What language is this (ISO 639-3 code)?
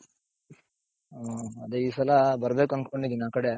kan